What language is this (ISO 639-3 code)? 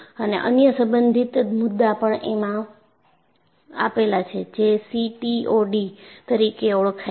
guj